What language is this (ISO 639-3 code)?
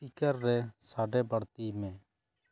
sat